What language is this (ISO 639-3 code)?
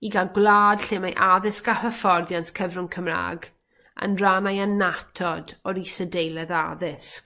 cym